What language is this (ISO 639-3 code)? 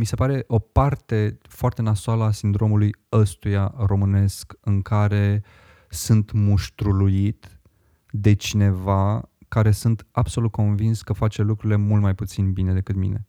ron